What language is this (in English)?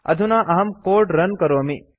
Sanskrit